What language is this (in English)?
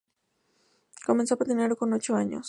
Spanish